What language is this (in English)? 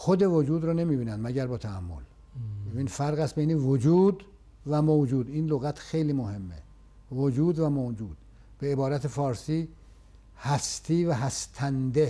Persian